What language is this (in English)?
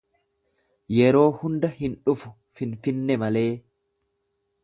Oromo